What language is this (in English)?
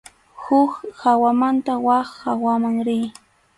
Arequipa-La Unión Quechua